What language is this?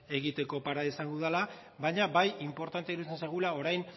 Basque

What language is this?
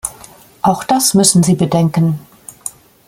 German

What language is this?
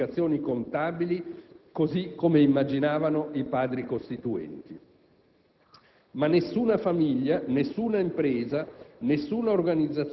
Italian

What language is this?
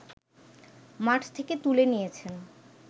Bangla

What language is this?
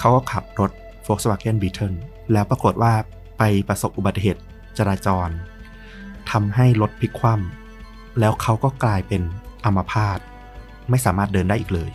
Thai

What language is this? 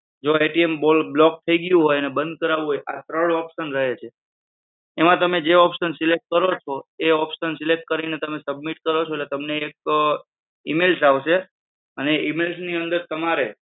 Gujarati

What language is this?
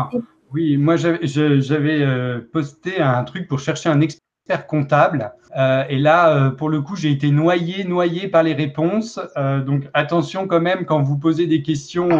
French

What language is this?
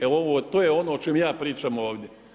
Croatian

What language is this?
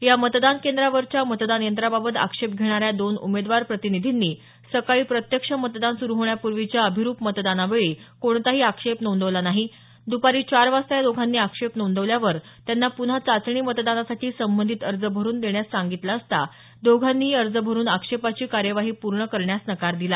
Marathi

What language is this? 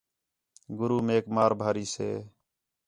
Khetrani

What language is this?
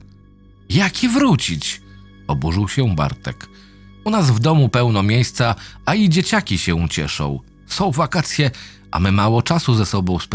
Polish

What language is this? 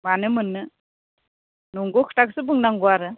Bodo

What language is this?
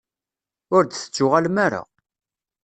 Kabyle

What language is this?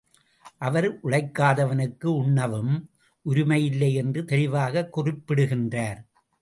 Tamil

